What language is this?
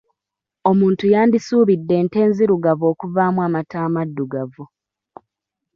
Ganda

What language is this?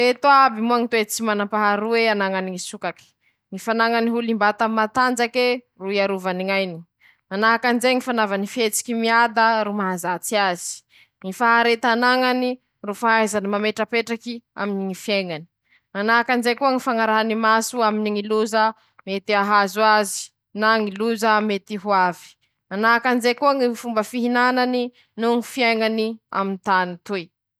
Masikoro Malagasy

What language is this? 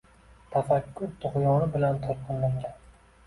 Uzbek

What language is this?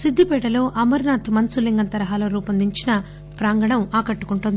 Telugu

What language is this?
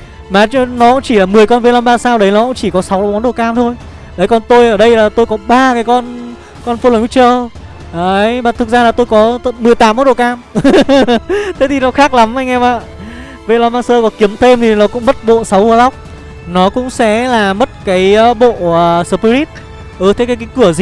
Vietnamese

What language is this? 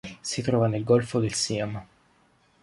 Italian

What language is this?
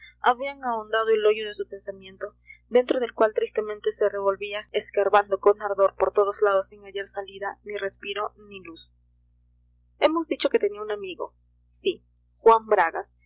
Spanish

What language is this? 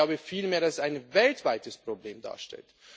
German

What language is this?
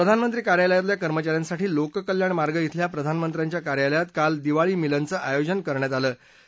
Marathi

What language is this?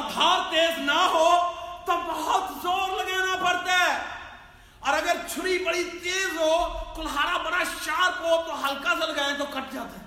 Urdu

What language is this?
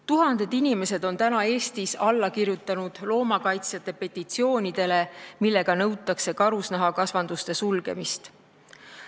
Estonian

